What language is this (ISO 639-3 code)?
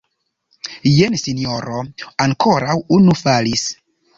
epo